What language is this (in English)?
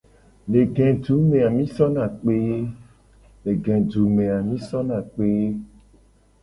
Gen